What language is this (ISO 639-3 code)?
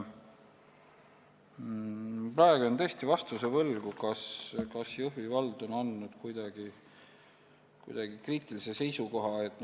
est